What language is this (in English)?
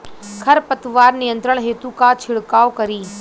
Bhojpuri